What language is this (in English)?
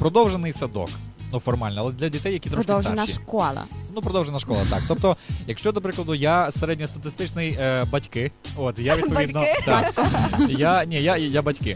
Ukrainian